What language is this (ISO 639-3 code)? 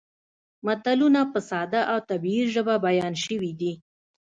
pus